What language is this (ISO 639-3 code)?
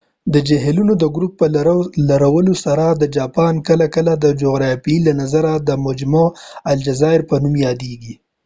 pus